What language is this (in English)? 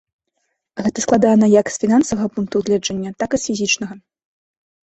Belarusian